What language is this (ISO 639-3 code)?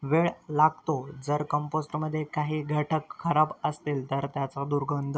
mar